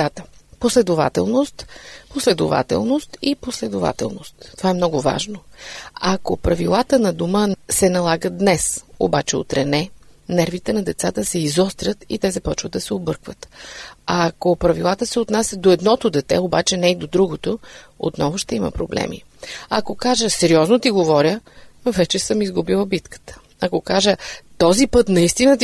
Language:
Bulgarian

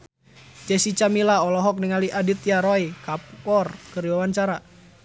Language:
Sundanese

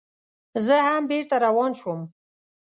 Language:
Pashto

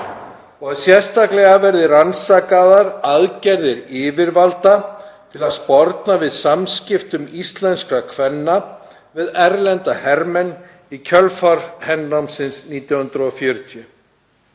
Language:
Icelandic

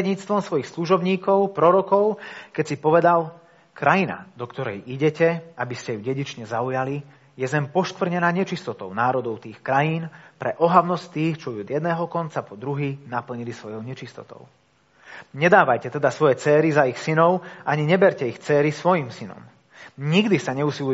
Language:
Slovak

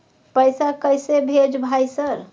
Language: Maithili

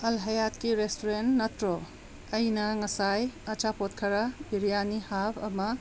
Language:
Manipuri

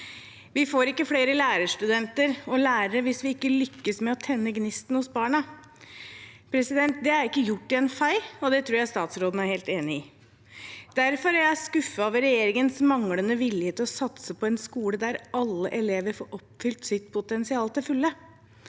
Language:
Norwegian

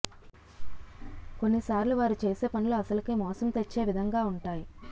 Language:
Telugu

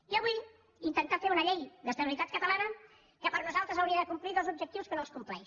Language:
Catalan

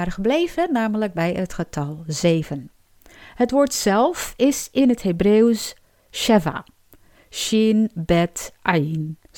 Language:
Dutch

